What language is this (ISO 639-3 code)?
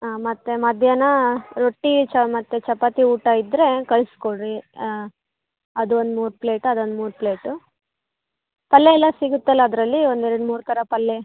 kan